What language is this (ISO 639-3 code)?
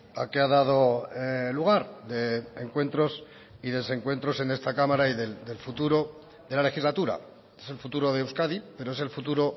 spa